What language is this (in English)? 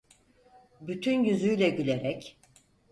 Turkish